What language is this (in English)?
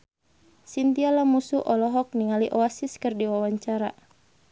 Sundanese